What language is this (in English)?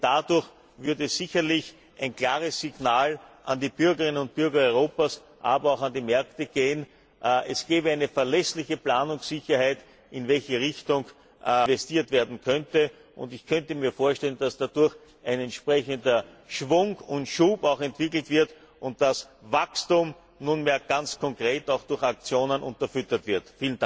German